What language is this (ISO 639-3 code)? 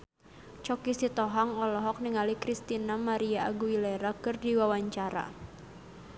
sun